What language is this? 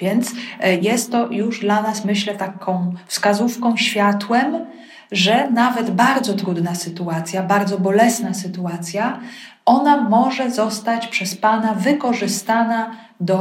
Polish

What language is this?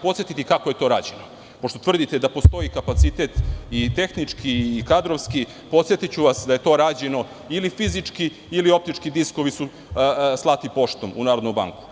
Serbian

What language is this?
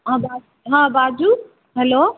Maithili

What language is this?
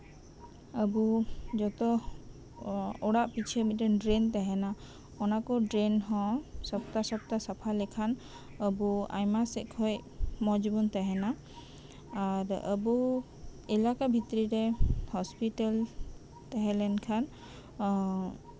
Santali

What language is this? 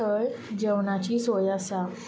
Konkani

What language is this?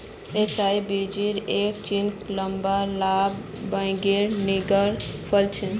Magahi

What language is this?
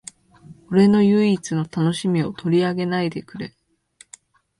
Japanese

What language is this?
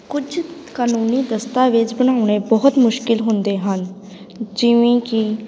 Punjabi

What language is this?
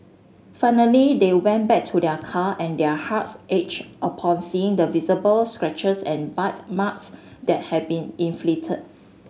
English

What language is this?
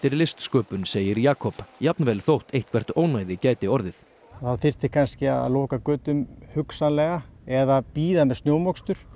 Icelandic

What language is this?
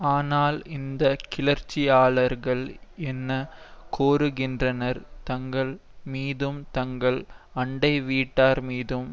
Tamil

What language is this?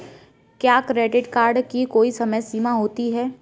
Hindi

